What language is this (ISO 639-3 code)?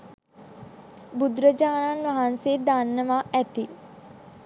sin